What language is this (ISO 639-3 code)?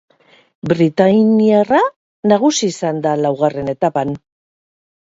eus